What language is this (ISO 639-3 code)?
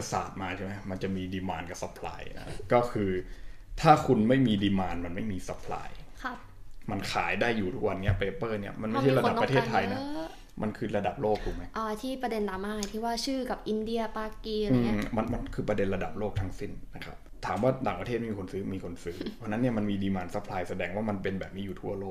tha